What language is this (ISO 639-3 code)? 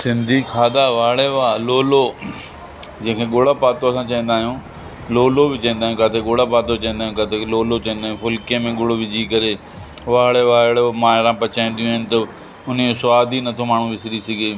snd